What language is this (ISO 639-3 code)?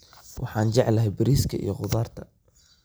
som